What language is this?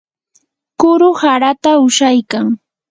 Yanahuanca Pasco Quechua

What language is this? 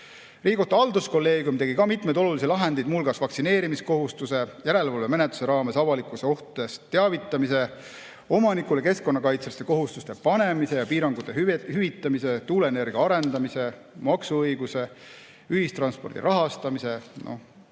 Estonian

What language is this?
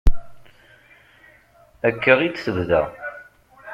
Kabyle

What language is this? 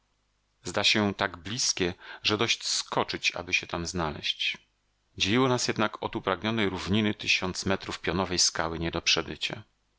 Polish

